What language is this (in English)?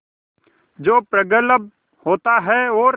Hindi